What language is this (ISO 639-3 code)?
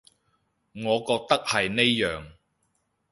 yue